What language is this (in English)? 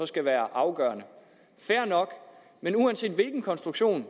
Danish